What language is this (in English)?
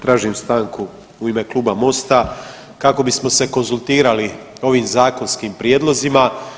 Croatian